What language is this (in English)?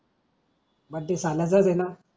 Marathi